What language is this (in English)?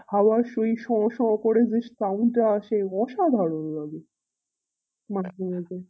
Bangla